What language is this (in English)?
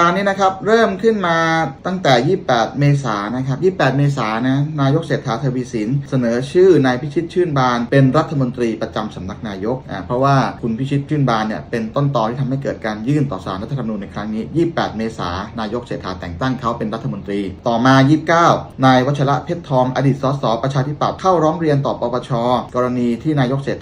Thai